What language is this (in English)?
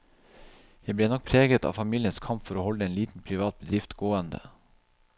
Norwegian